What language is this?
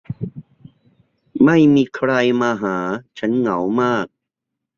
Thai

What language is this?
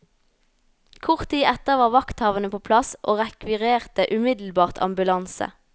Norwegian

